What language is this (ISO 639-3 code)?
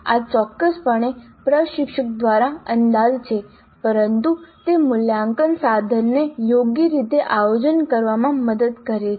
guj